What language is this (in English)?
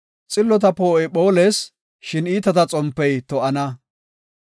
Gofa